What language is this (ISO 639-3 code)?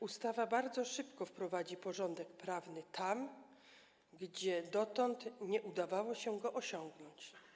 pol